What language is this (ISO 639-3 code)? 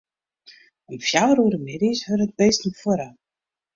fry